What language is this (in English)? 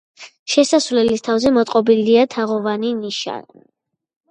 Georgian